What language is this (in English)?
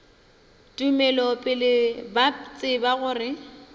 Northern Sotho